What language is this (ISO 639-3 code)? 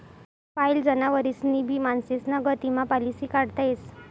mar